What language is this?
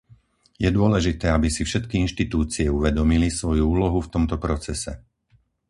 Slovak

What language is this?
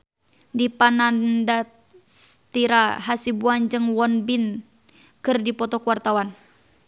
Sundanese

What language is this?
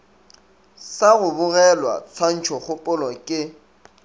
Northern Sotho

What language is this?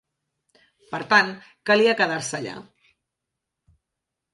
Catalan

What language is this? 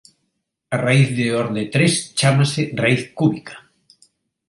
Galician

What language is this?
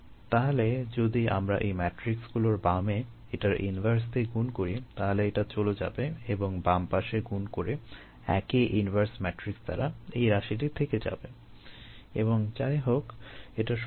Bangla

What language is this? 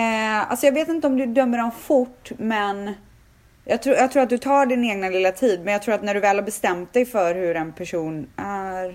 Swedish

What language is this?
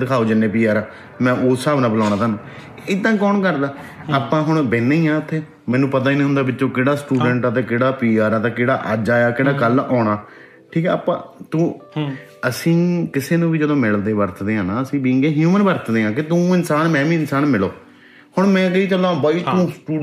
Punjabi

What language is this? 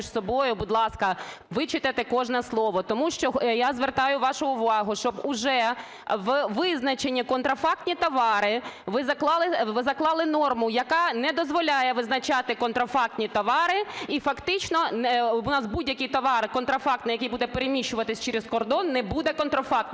Ukrainian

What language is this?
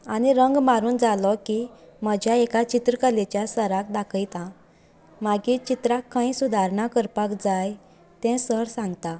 Konkani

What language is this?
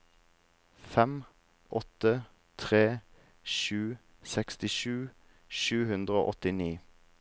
Norwegian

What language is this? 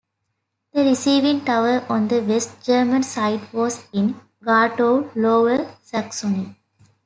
English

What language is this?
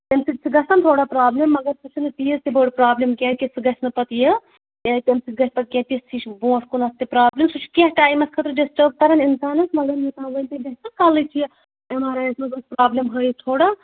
Kashmiri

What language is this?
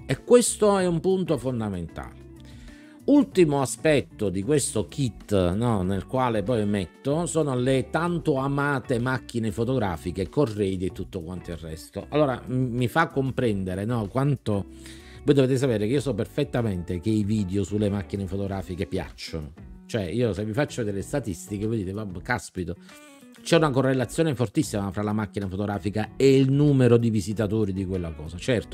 Italian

